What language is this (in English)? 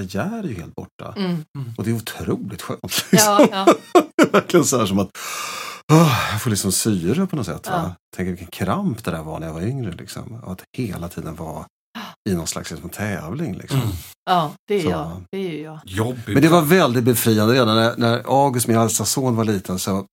Swedish